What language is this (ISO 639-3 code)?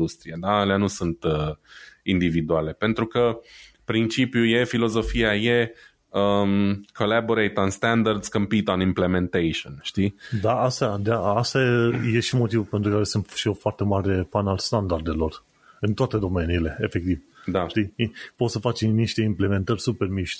ron